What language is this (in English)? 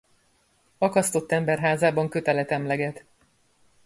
Hungarian